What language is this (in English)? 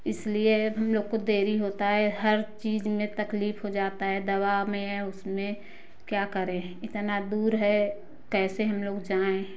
Hindi